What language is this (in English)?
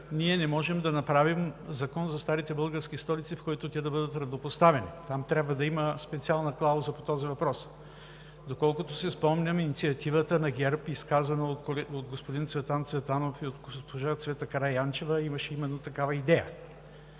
Bulgarian